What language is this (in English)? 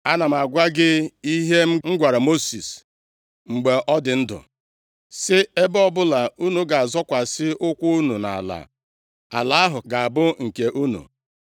Igbo